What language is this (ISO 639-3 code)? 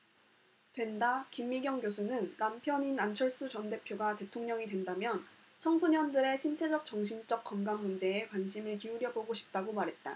kor